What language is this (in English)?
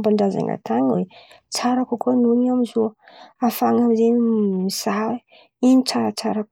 Antankarana Malagasy